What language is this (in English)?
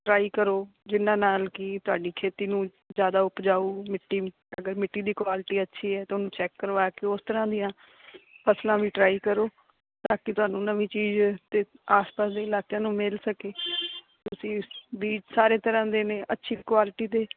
Punjabi